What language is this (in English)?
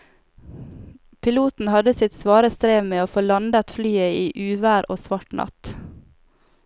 Norwegian